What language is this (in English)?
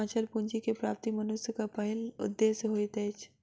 Maithili